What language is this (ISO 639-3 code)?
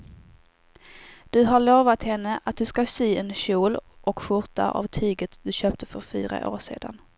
swe